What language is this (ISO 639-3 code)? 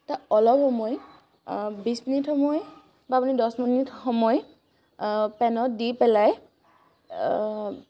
asm